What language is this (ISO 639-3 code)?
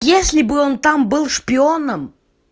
rus